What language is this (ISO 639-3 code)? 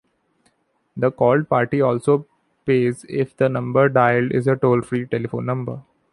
eng